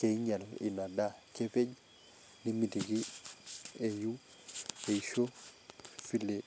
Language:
Masai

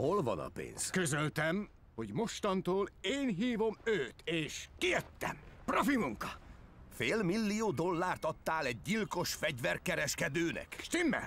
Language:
Hungarian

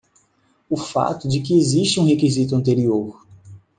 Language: Portuguese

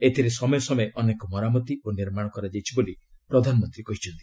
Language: Odia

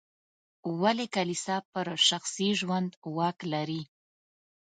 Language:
Pashto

